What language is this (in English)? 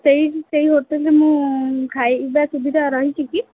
Odia